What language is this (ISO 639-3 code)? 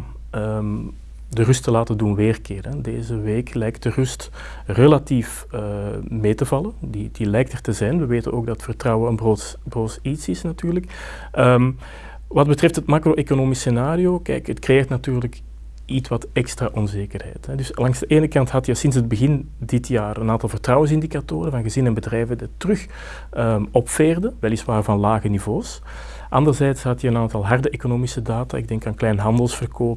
nld